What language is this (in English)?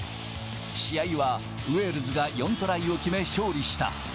Japanese